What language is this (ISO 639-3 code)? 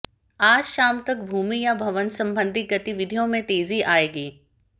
hin